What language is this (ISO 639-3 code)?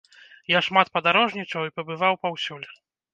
bel